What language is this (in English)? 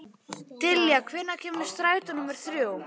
Icelandic